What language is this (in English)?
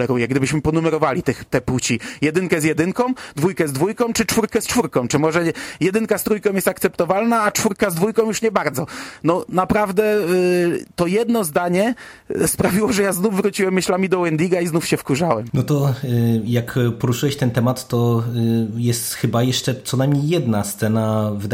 Polish